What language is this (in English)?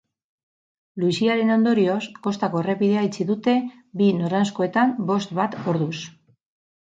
Basque